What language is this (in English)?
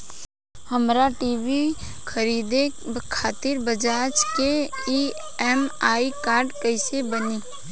Bhojpuri